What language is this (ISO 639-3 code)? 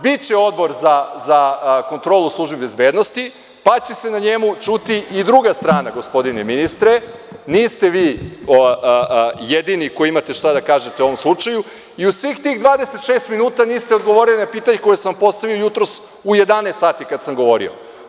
srp